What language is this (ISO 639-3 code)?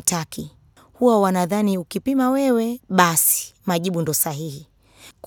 swa